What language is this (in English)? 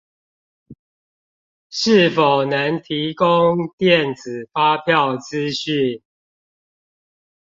Chinese